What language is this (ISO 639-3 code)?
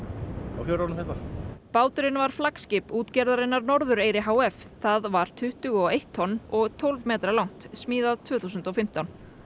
isl